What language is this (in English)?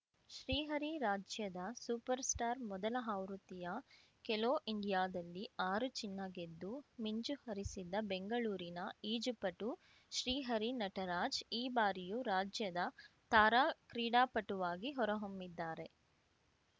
Kannada